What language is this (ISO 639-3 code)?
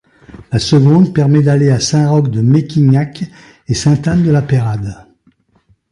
fra